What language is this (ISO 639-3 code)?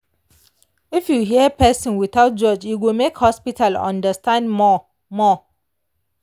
pcm